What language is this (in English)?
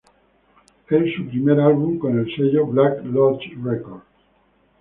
Spanish